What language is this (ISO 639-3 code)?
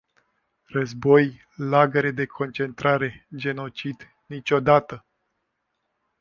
ron